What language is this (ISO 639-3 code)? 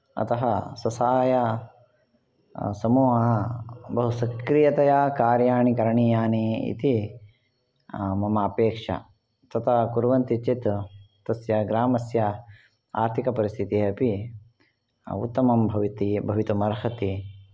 san